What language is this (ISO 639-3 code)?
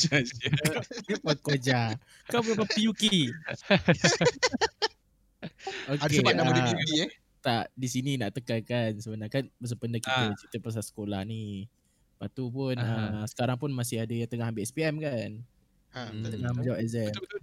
msa